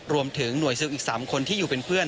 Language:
Thai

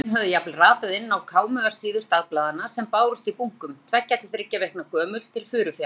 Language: Icelandic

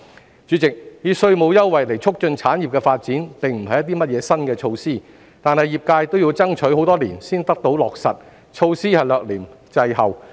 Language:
Cantonese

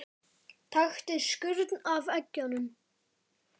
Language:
Icelandic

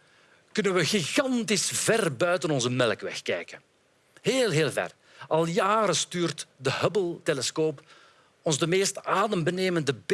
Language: Dutch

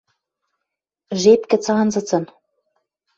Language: Western Mari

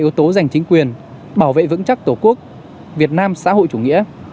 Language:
Vietnamese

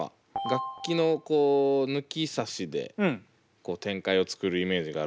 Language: Japanese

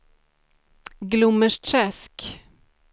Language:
Swedish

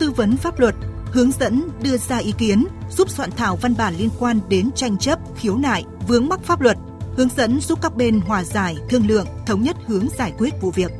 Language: Vietnamese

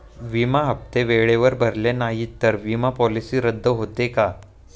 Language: Marathi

